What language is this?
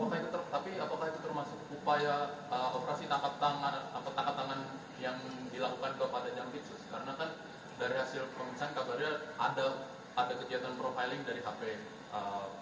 Indonesian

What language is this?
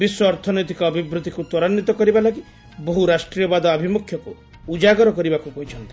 Odia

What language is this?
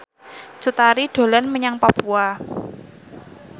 Javanese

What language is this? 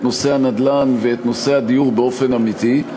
Hebrew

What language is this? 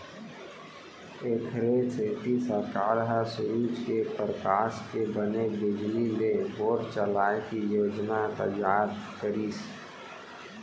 Chhattisgarhi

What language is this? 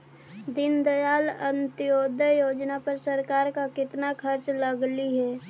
Magahi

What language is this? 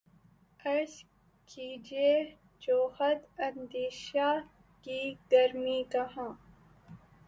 Urdu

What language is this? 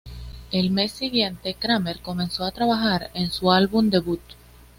Spanish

